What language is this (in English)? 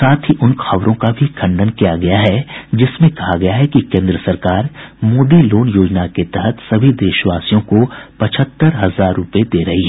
Hindi